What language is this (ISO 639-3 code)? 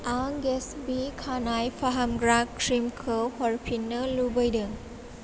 brx